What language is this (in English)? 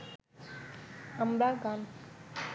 Bangla